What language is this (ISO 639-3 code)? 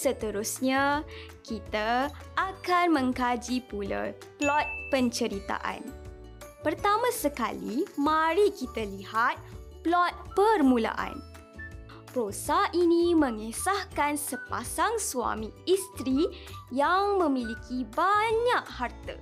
msa